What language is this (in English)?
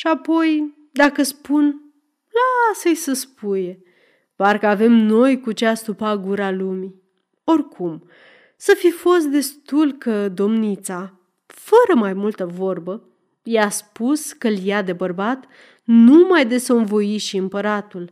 Romanian